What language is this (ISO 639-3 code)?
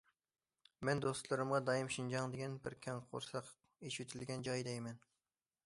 uig